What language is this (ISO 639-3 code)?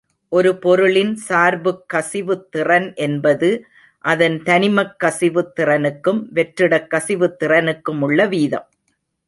tam